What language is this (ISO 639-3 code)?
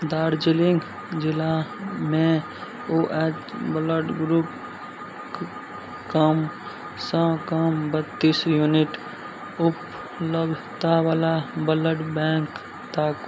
mai